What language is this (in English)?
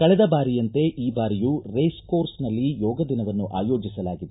Kannada